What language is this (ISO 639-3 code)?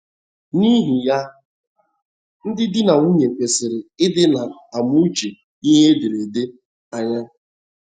ibo